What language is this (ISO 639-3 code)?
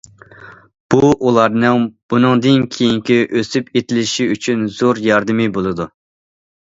uig